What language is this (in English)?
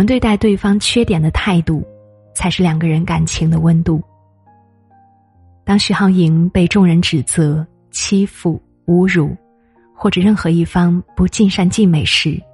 Chinese